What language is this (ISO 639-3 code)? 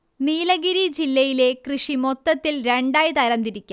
mal